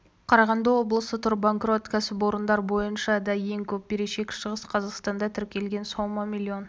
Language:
Kazakh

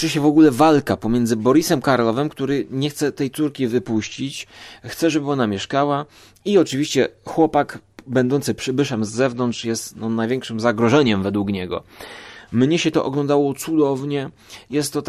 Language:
Polish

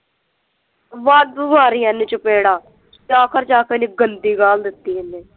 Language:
Punjabi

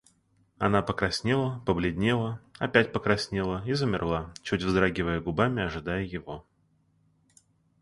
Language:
Russian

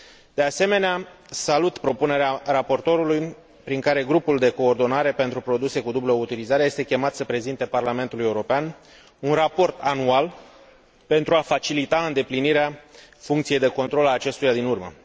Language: Romanian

